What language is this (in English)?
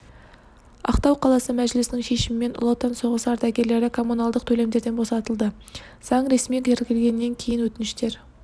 Kazakh